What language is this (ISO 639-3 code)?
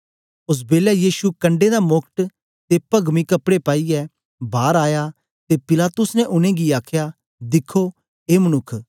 doi